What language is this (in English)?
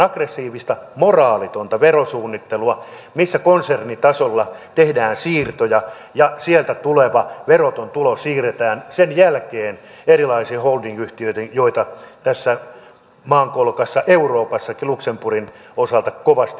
Finnish